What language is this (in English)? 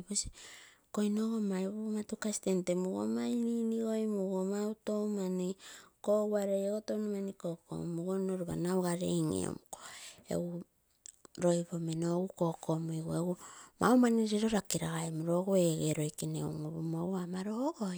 Terei